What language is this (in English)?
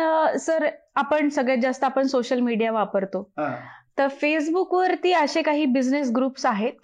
Marathi